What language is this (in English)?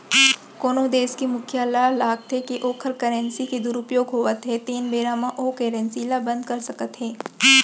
Chhattisgarhi